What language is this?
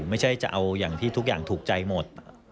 Thai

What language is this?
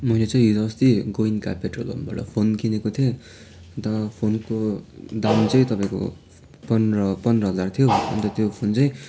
Nepali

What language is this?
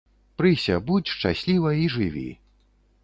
Belarusian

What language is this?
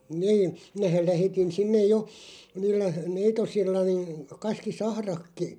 Finnish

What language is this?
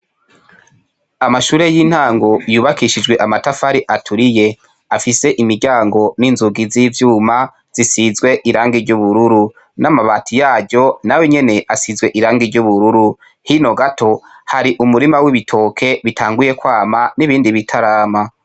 Rundi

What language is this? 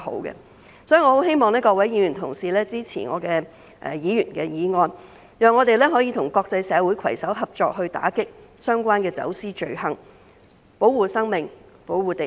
Cantonese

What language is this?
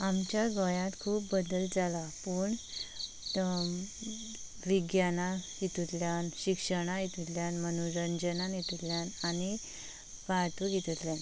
Konkani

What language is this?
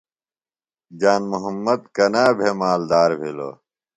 Phalura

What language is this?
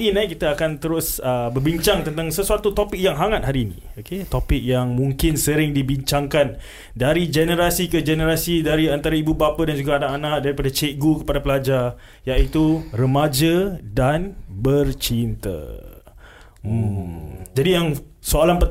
Malay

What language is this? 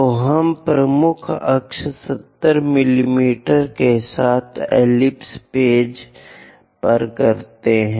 Hindi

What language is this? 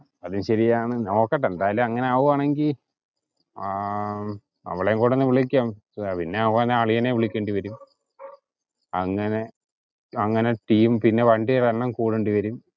Malayalam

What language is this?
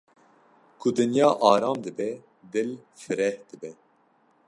Kurdish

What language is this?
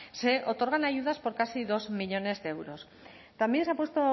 Spanish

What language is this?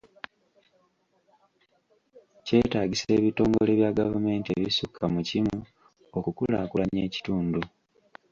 Ganda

